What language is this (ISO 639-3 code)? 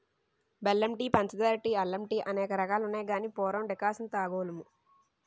tel